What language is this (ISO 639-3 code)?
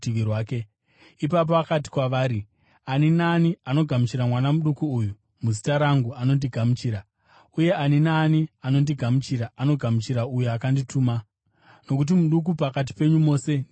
sna